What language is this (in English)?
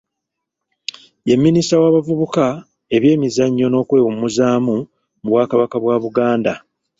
Ganda